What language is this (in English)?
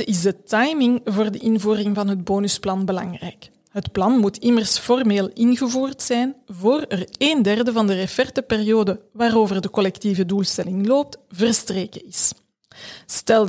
Dutch